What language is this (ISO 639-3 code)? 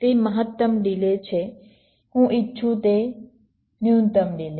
guj